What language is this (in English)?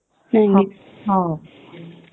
Odia